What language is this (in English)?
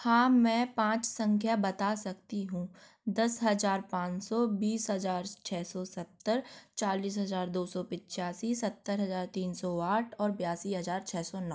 Hindi